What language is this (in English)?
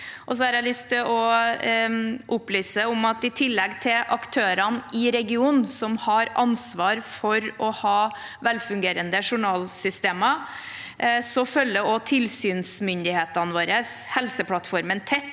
Norwegian